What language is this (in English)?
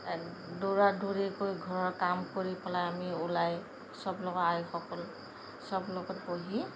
Assamese